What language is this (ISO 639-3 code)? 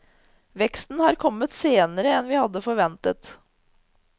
nor